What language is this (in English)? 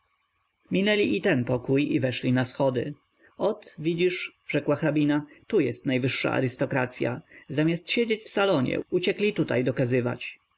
Polish